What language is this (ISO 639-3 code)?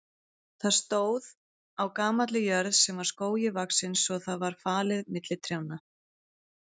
isl